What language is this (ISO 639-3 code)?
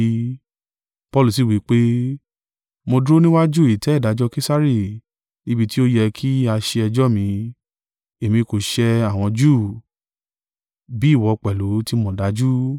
yor